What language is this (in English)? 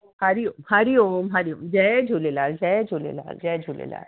Sindhi